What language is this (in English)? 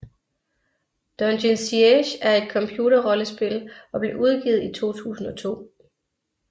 Danish